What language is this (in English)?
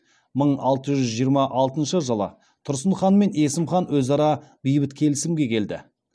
Kazakh